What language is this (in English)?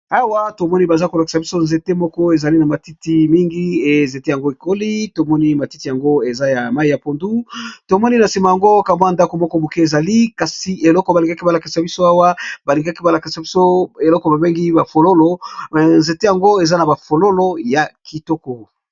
Lingala